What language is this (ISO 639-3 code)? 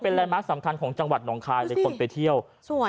tha